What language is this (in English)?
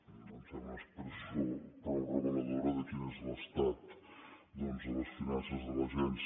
Catalan